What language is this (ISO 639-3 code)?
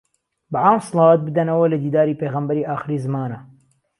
ckb